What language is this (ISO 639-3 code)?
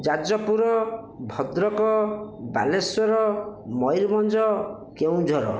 ori